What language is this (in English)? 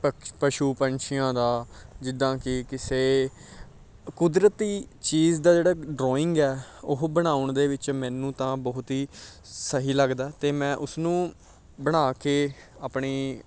Punjabi